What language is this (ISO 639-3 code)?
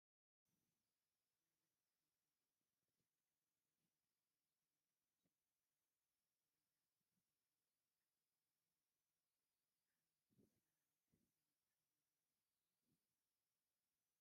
tir